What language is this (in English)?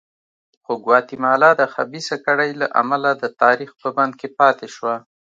Pashto